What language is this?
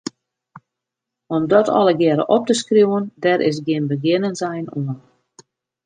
Western Frisian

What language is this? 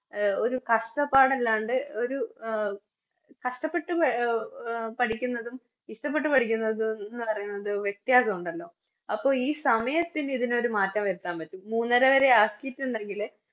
Malayalam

